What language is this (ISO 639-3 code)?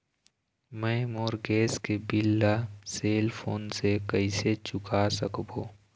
hne